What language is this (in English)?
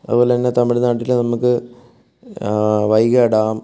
Malayalam